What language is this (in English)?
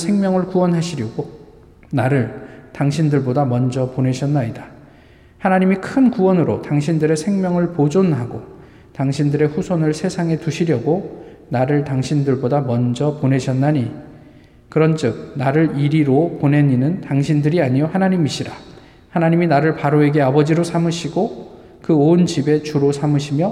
Korean